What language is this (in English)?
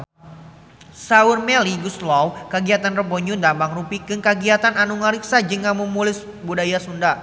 Sundanese